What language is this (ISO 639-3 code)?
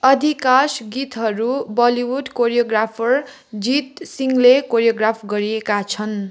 nep